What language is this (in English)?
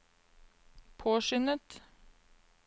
Norwegian